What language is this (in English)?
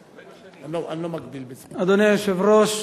Hebrew